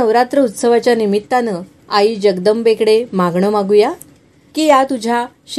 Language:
Marathi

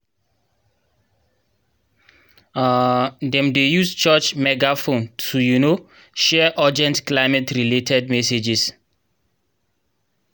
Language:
Nigerian Pidgin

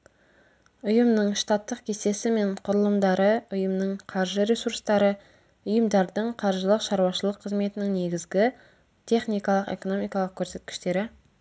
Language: Kazakh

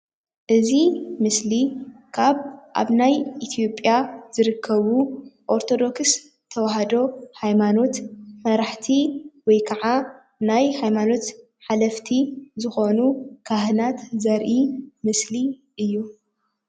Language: Tigrinya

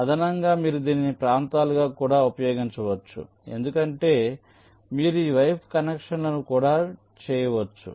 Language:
Telugu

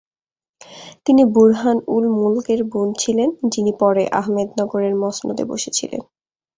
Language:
Bangla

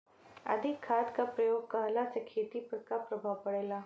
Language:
Bhojpuri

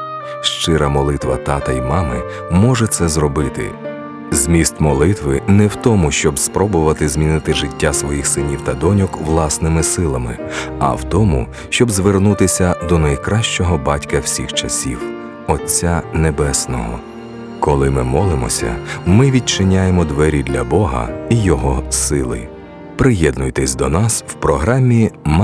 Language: Ukrainian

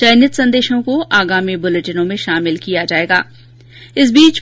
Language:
Hindi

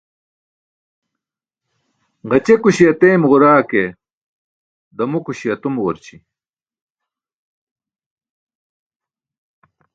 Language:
Burushaski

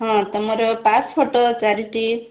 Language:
Odia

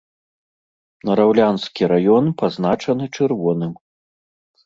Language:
Belarusian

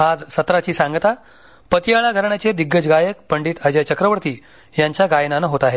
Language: Marathi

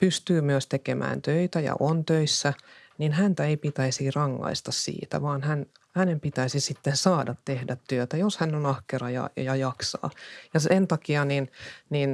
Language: Finnish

